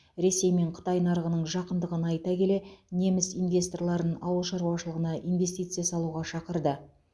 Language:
Kazakh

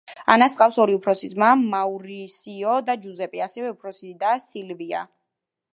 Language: Georgian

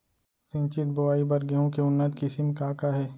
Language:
Chhattisgarhi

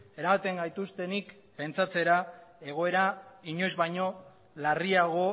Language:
Basque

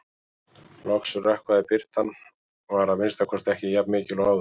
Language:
Icelandic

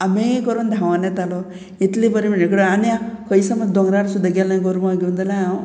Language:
Konkani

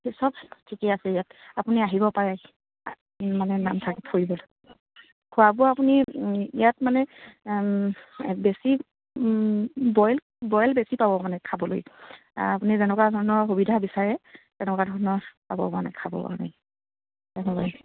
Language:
Assamese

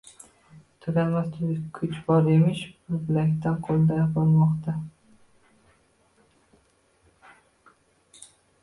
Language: Uzbek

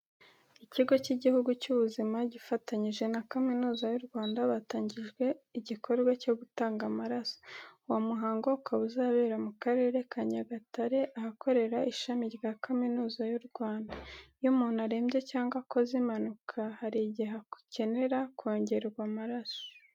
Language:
Kinyarwanda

